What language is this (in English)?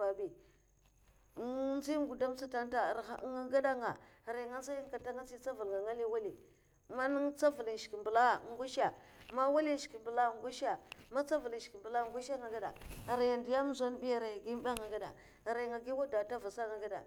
Mafa